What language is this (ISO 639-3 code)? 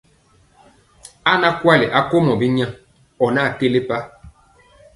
mcx